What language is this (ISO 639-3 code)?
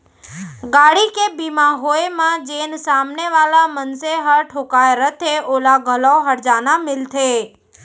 hne